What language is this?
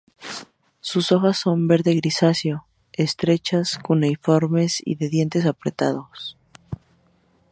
Spanish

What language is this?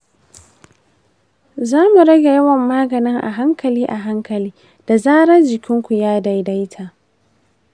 Hausa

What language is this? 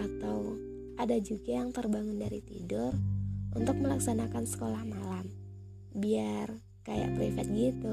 Indonesian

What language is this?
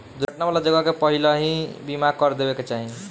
Bhojpuri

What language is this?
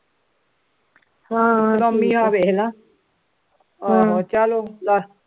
Punjabi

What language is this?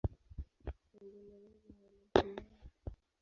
Swahili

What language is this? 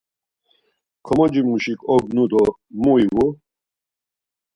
Laz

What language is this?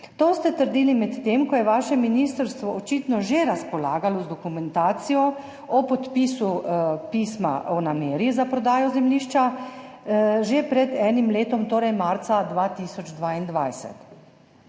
Slovenian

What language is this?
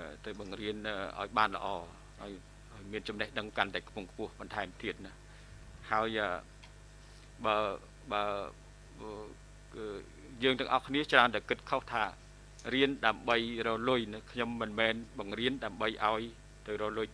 Vietnamese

